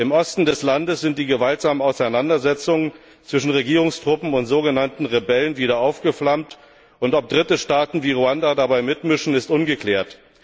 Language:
German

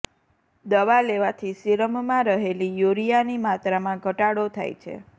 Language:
Gujarati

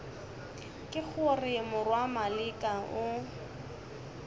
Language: Northern Sotho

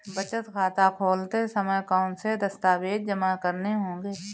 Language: Hindi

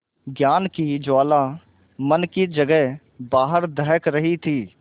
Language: Hindi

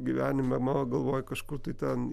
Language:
Lithuanian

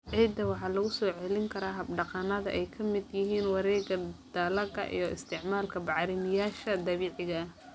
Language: Somali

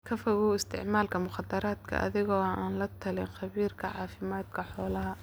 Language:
Somali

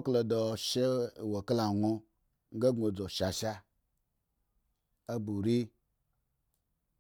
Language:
Eggon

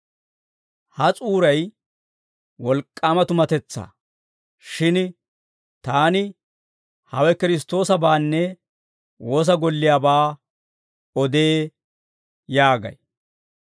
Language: Dawro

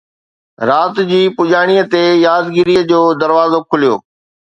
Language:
Sindhi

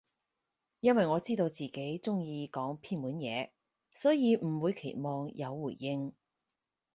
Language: Cantonese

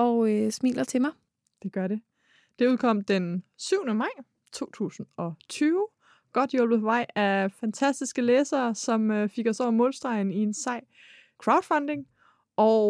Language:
Danish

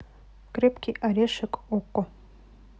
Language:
Russian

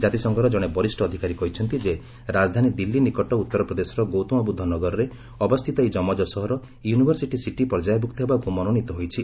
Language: Odia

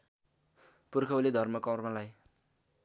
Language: Nepali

